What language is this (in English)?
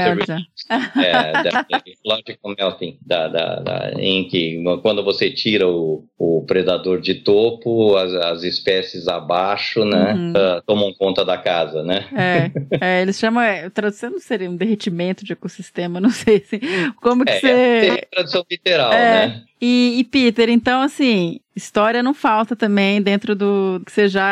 Portuguese